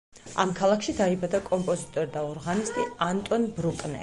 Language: Georgian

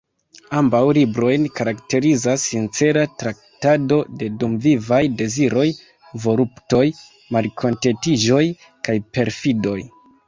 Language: Esperanto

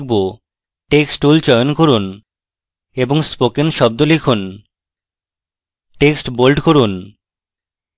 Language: Bangla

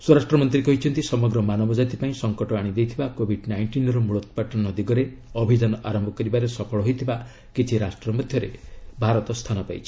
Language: Odia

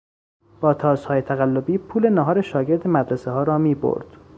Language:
Persian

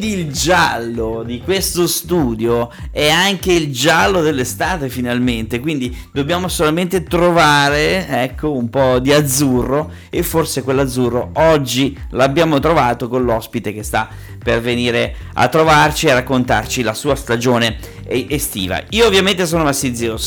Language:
Italian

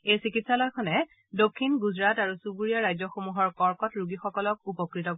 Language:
Assamese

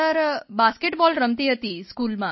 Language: Gujarati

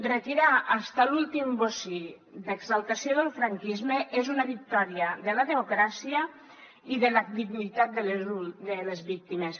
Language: Catalan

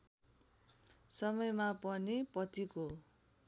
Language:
Nepali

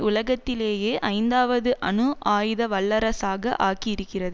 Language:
Tamil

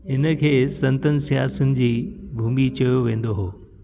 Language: Sindhi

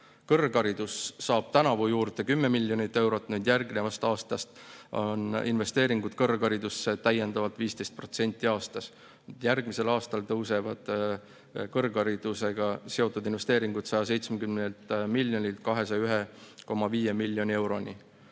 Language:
Estonian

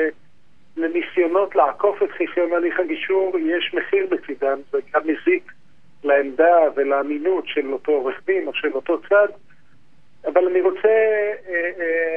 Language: Hebrew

